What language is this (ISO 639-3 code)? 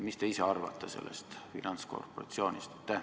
est